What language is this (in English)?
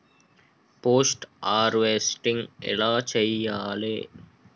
Telugu